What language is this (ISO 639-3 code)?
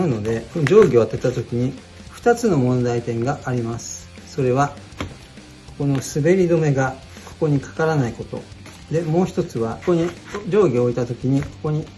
jpn